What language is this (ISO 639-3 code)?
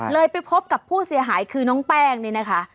tha